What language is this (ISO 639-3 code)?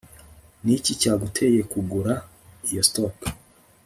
kin